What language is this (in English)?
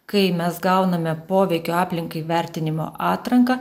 Lithuanian